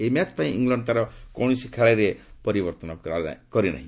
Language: Odia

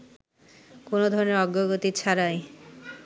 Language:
Bangla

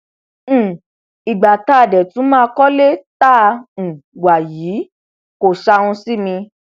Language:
Yoruba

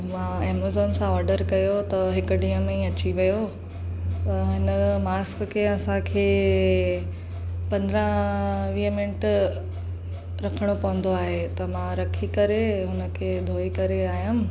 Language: Sindhi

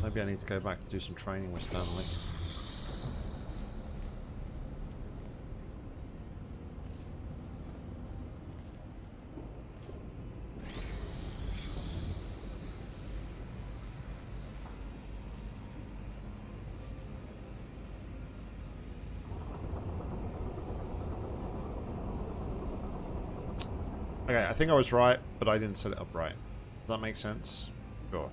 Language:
English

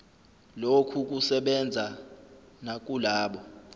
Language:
Zulu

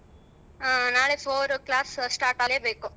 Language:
Kannada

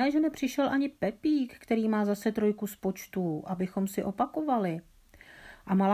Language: Czech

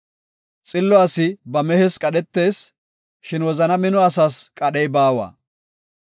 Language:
Gofa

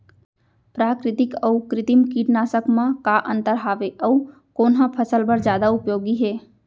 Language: Chhattisgarhi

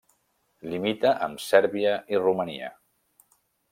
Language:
Catalan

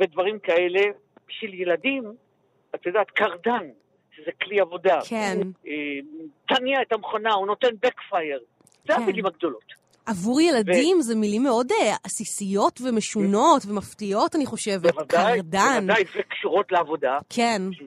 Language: Hebrew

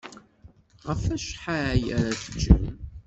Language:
Kabyle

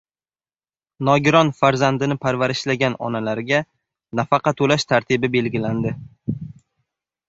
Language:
Uzbek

